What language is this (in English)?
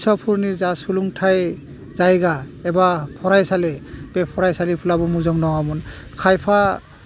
Bodo